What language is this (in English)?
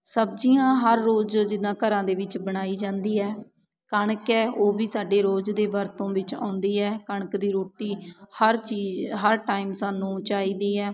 Punjabi